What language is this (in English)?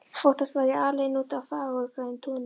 Icelandic